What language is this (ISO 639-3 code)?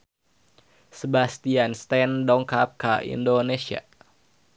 sun